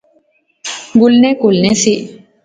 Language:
Pahari-Potwari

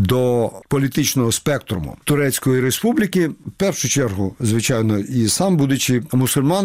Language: Ukrainian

